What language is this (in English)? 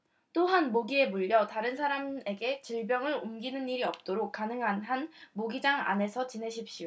Korean